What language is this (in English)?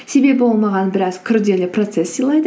Kazakh